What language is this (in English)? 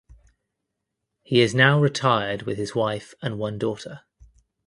English